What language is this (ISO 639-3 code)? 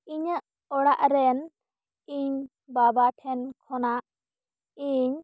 sat